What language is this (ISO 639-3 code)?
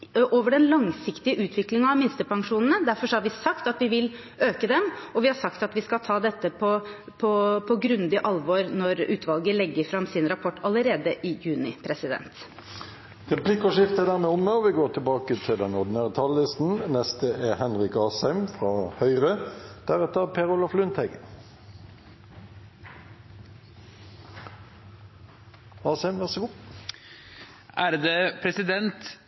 nor